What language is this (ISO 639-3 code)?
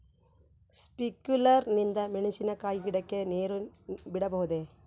kan